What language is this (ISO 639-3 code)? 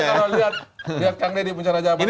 ind